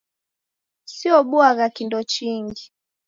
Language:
Taita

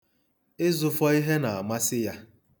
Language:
Igbo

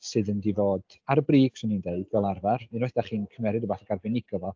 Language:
Welsh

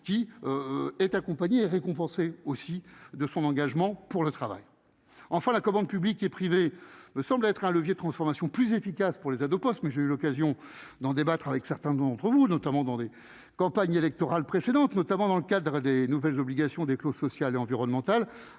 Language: French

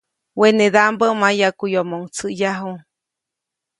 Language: Copainalá Zoque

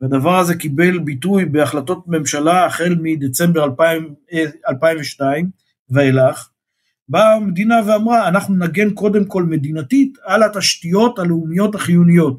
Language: Hebrew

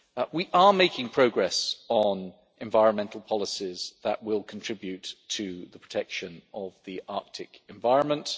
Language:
English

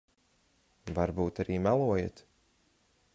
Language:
Latvian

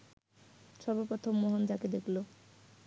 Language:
Bangla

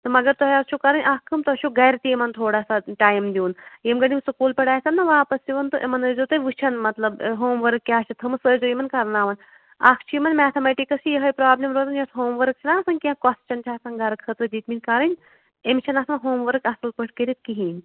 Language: Kashmiri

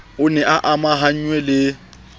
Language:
Southern Sotho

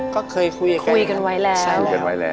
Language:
Thai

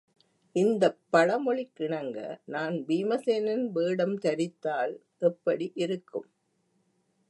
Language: Tamil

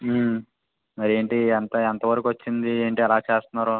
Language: Telugu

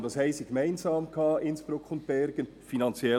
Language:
Swiss German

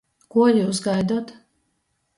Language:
Latgalian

